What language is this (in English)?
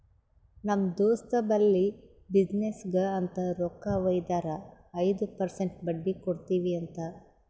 Kannada